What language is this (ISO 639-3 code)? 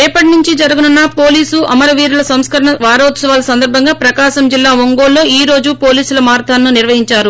tel